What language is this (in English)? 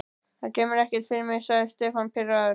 Icelandic